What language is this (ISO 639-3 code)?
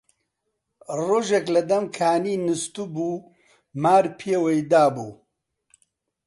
ckb